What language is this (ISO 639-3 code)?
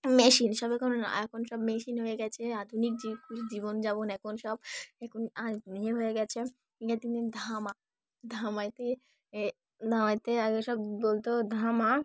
ben